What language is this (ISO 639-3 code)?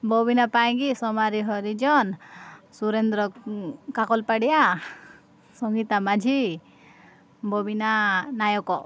ori